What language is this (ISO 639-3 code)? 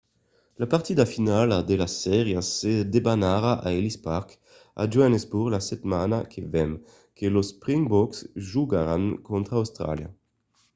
oci